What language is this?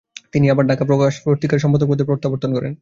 Bangla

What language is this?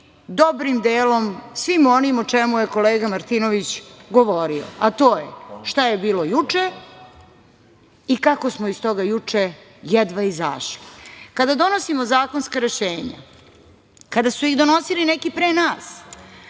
Serbian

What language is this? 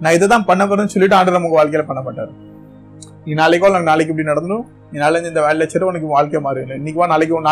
Tamil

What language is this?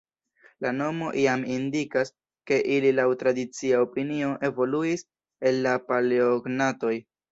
Esperanto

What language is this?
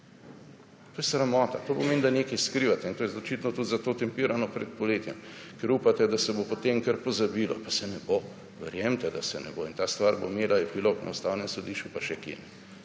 Slovenian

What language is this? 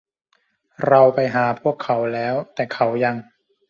Thai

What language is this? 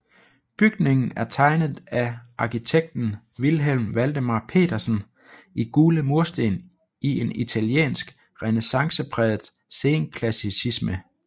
Danish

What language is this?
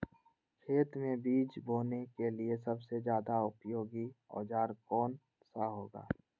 Magahi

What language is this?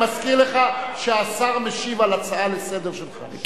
Hebrew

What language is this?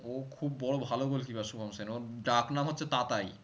Bangla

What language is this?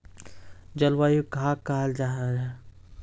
Magahi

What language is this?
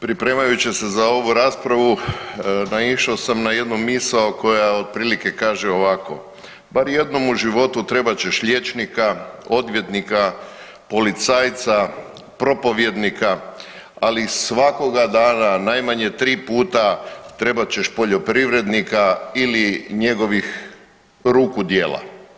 Croatian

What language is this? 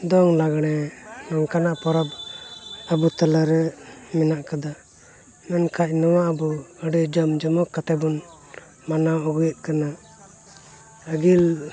Santali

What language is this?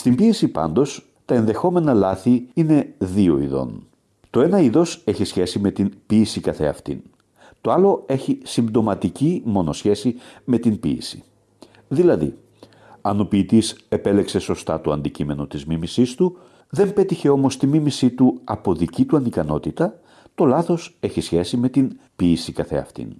Greek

